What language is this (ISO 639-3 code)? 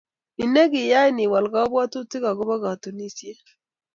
kln